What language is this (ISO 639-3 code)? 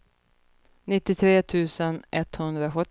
swe